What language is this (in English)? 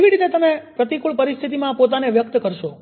Gujarati